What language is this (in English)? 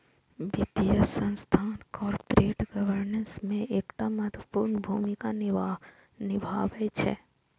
Maithili